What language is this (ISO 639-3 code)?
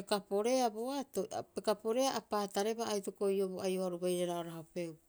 kyx